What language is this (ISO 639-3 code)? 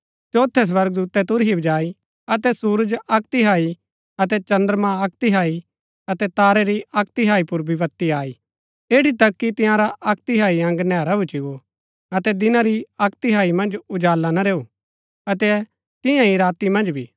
gbk